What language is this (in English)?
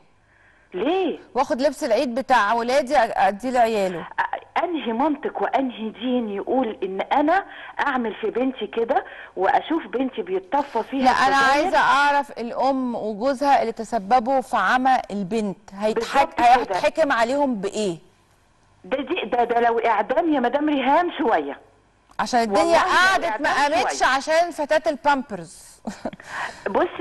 Arabic